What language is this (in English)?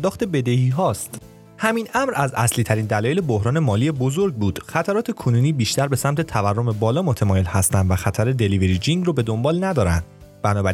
Persian